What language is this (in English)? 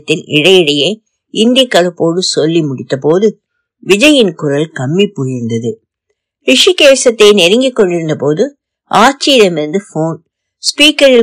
Tamil